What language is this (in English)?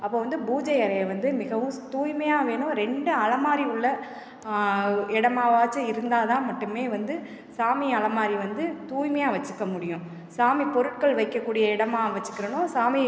Tamil